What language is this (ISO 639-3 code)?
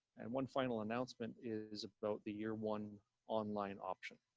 eng